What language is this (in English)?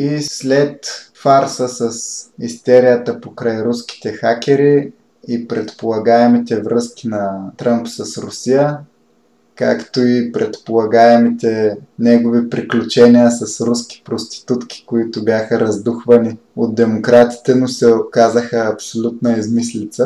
Bulgarian